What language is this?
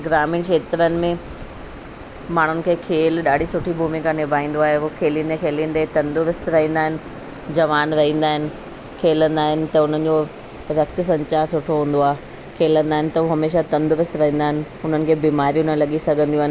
Sindhi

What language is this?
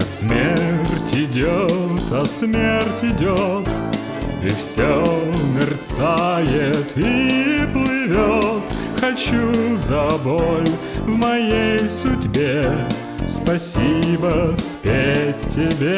Russian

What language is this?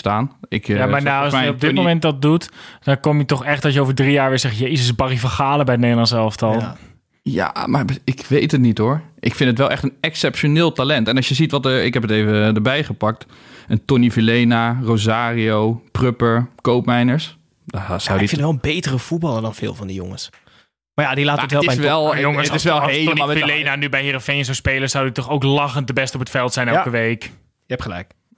Dutch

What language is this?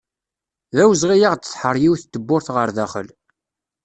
Kabyle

